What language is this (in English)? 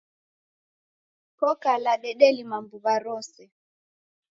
Taita